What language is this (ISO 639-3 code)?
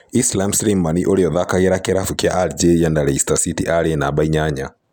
kik